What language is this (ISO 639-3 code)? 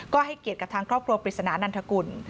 tha